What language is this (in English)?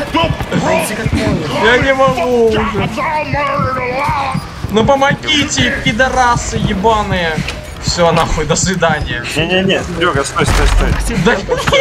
Russian